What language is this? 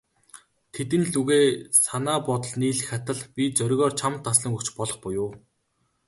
Mongolian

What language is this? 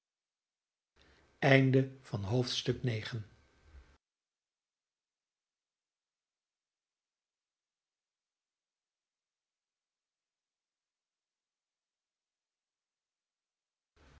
Dutch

